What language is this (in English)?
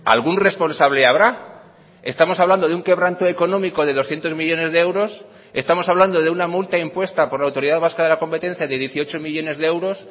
Spanish